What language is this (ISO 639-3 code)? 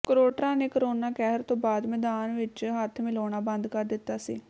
pan